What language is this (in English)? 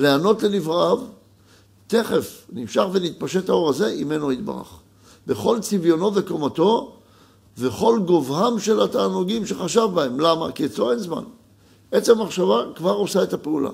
Hebrew